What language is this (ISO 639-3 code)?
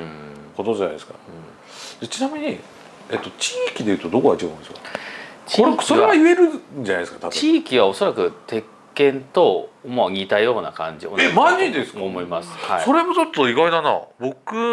jpn